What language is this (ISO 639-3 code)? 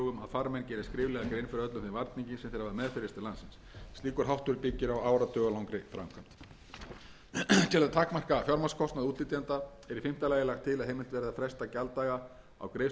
isl